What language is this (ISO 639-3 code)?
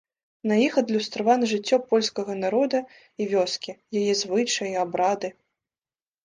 bel